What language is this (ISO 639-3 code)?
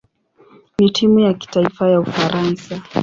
swa